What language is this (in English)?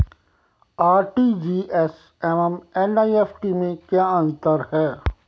Hindi